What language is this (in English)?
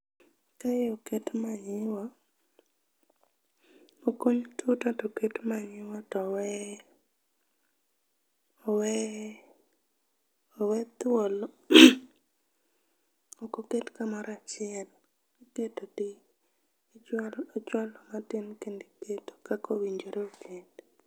Luo (Kenya and Tanzania)